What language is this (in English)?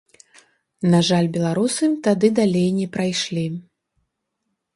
Belarusian